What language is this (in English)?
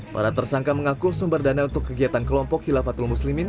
Indonesian